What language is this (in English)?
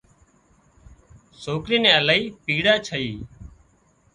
Wadiyara Koli